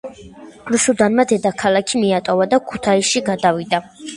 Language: Georgian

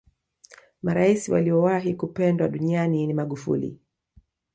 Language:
Swahili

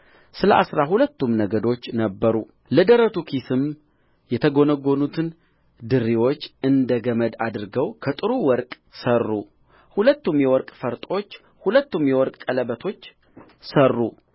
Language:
Amharic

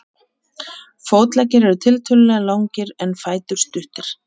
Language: Icelandic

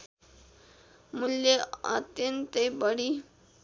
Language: Nepali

